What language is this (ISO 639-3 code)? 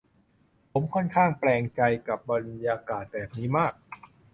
tha